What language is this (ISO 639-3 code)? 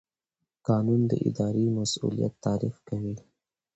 pus